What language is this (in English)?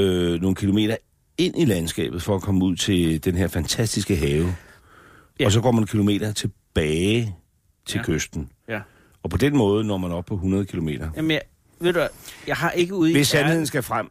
Danish